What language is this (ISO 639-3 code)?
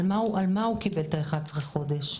heb